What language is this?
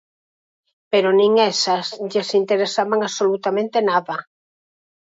Galician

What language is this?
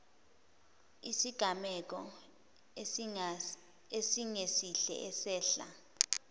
Zulu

